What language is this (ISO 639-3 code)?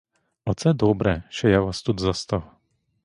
ukr